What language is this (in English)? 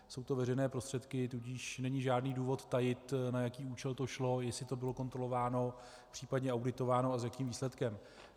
Czech